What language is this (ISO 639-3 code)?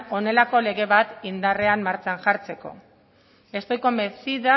eus